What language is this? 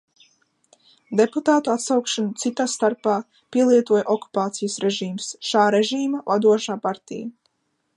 Latvian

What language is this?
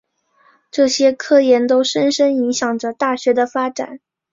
Chinese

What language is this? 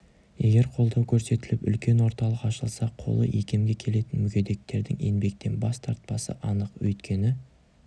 Kazakh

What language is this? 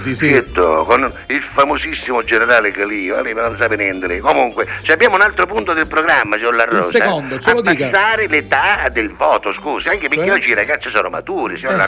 Italian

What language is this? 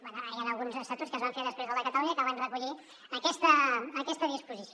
Catalan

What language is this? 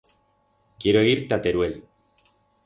Aragonese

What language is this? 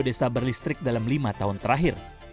Indonesian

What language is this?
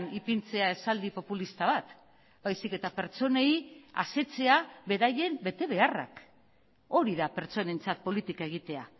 Basque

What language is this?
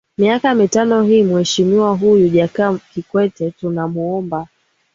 Swahili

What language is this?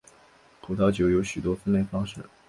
Chinese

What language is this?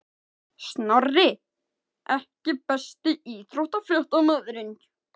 Icelandic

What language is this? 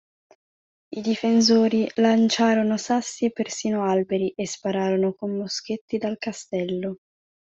Italian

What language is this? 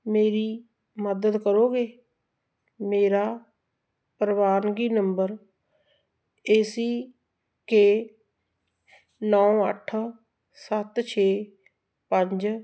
Punjabi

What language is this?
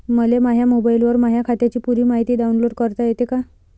Marathi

